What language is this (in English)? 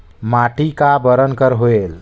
Chhattisgarhi